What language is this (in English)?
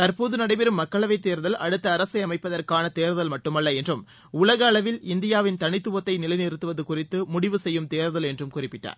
Tamil